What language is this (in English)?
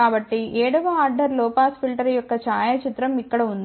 Telugu